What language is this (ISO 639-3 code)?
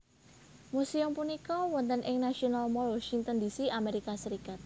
jav